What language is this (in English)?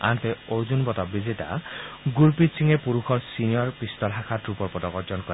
Assamese